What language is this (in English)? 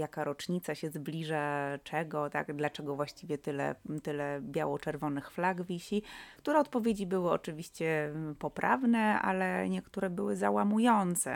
Polish